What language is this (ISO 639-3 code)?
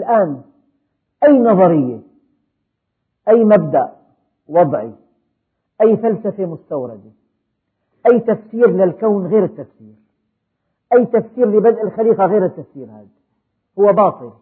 ara